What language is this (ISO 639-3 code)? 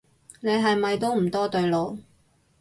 yue